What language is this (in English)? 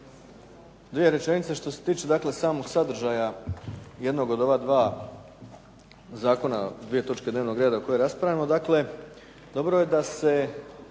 Croatian